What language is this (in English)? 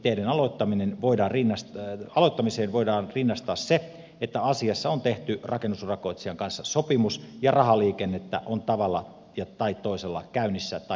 Finnish